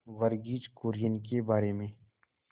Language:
Hindi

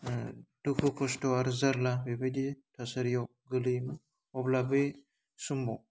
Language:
Bodo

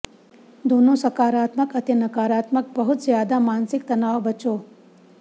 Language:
Punjabi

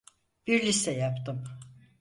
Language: Turkish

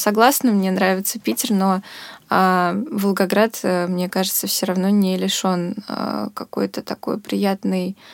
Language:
Russian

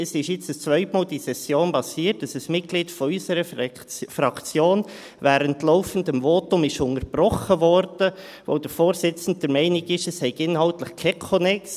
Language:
Swiss German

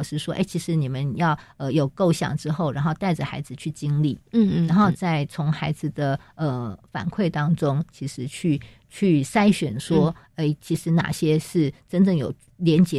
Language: Chinese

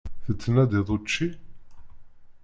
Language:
Kabyle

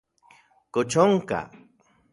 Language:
Central Puebla Nahuatl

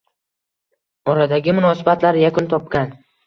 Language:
Uzbek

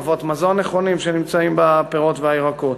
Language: Hebrew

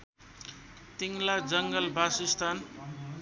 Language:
Nepali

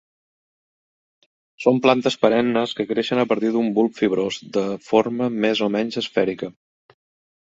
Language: Catalan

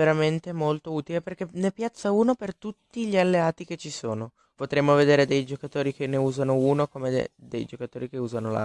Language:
Italian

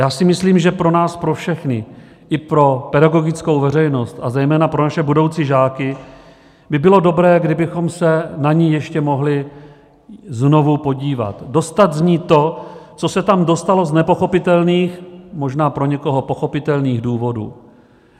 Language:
Czech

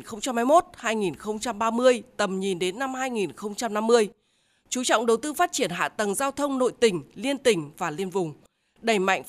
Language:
Vietnamese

